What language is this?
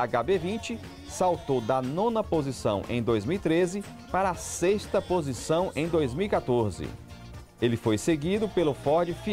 Portuguese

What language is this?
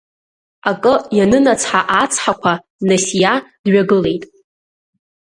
Abkhazian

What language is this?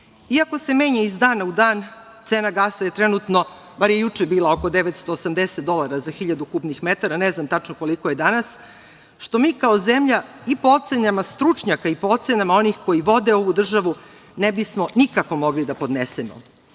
Serbian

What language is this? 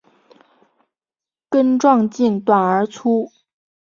Chinese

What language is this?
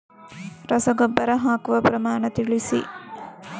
Kannada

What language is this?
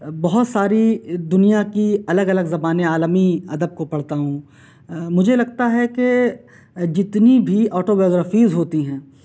Urdu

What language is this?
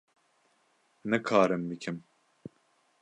Kurdish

